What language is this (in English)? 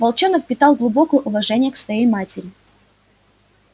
Russian